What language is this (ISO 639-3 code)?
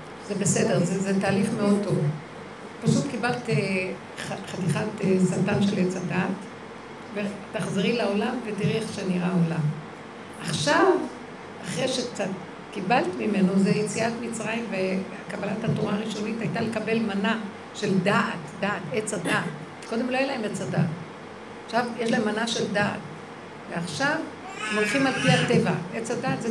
heb